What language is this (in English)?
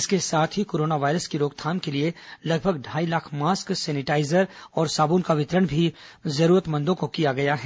Hindi